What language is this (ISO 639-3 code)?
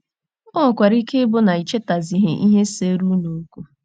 ibo